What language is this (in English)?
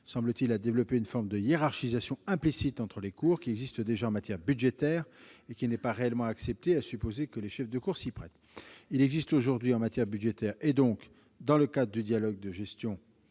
French